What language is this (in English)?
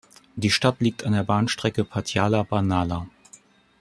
German